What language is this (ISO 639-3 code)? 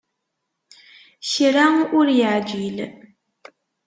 kab